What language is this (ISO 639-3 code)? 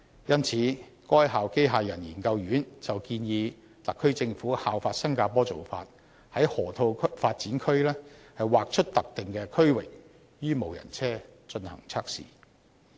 yue